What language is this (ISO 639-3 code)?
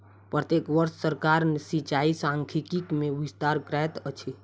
mai